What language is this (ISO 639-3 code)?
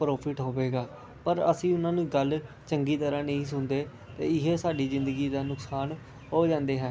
pan